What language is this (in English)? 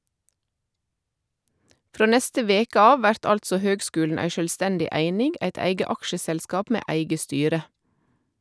Norwegian